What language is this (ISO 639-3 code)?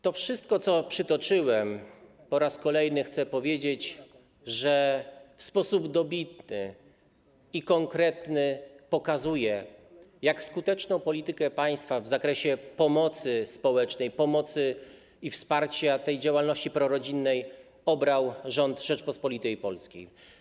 pol